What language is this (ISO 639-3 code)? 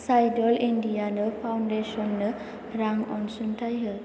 brx